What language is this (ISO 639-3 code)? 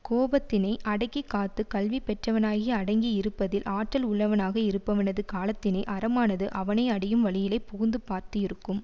tam